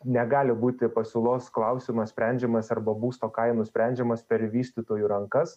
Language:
Lithuanian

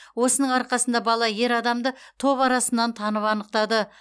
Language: Kazakh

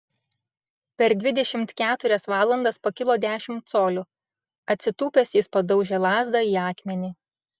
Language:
Lithuanian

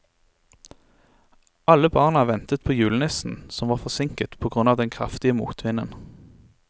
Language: Norwegian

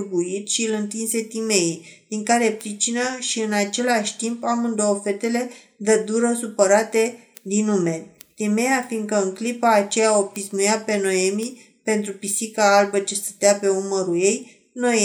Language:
Romanian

